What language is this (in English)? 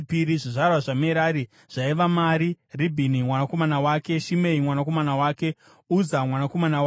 Shona